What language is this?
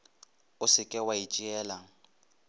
Northern Sotho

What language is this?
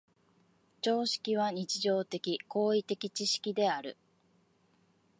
Japanese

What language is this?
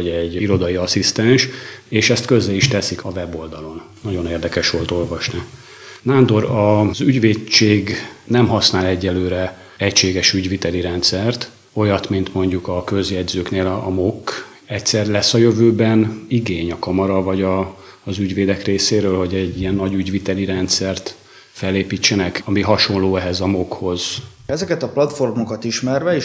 Hungarian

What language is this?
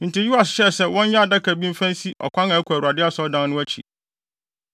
Akan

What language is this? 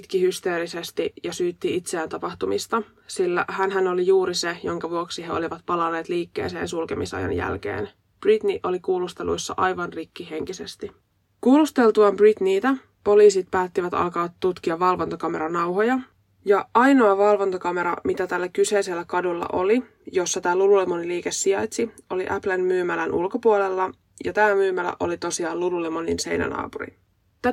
Finnish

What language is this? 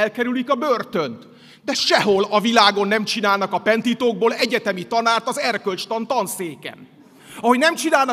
Hungarian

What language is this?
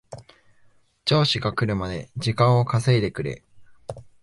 Japanese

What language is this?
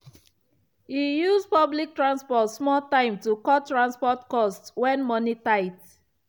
Nigerian Pidgin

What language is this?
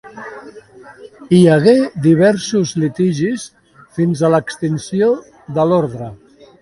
Catalan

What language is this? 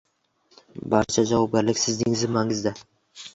Uzbek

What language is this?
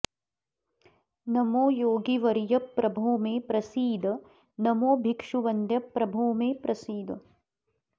Sanskrit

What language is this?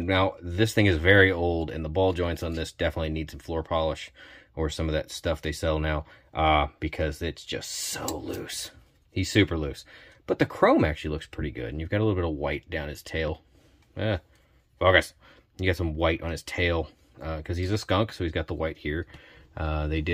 English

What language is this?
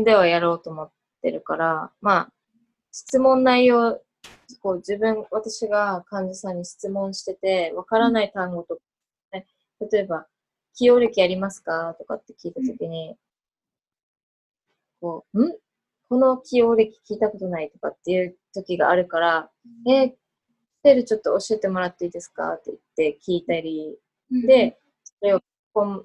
Japanese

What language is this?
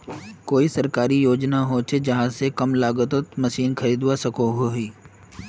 Magahi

